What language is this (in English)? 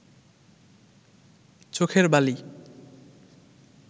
Bangla